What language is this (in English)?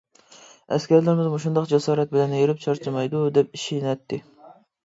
Uyghur